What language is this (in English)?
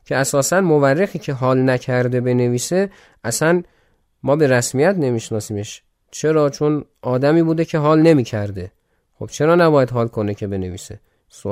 Persian